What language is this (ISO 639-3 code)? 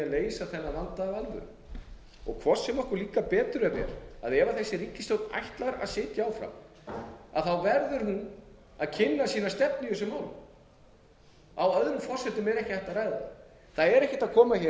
isl